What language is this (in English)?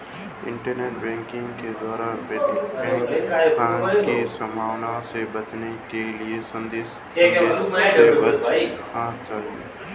Hindi